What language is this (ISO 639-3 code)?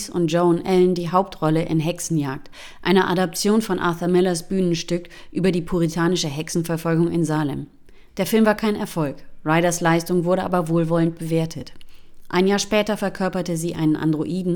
deu